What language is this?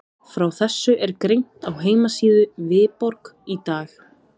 Icelandic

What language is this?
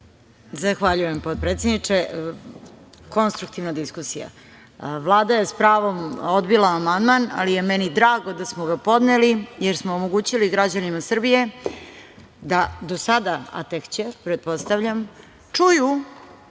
Serbian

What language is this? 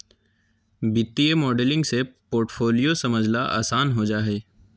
Magahi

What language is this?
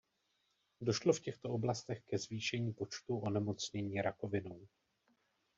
Czech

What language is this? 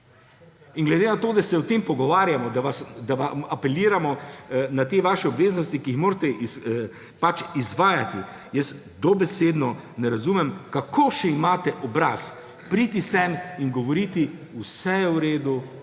Slovenian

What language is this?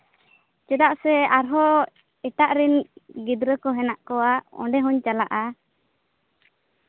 Santali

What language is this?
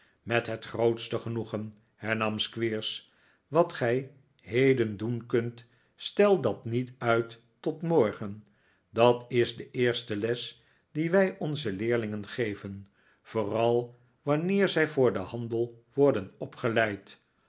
Dutch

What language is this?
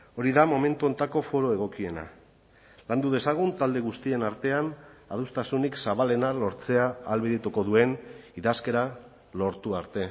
Basque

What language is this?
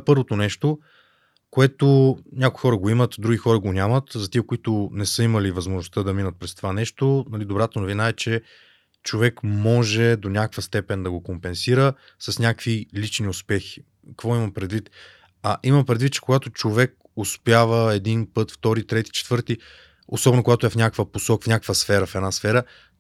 Bulgarian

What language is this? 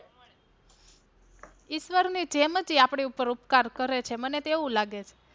Gujarati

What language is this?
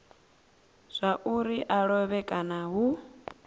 Venda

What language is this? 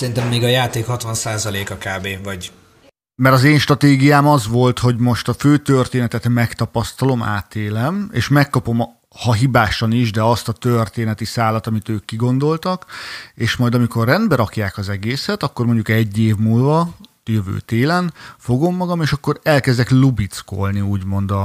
Hungarian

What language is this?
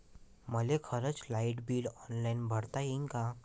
Marathi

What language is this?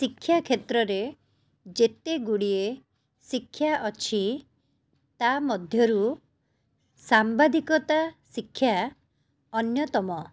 Odia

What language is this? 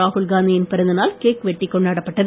Tamil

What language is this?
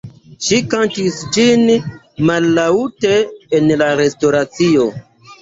Esperanto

